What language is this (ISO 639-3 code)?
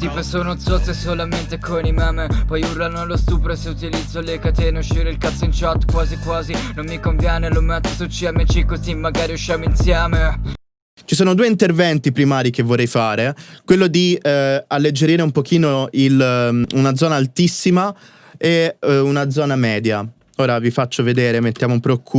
ita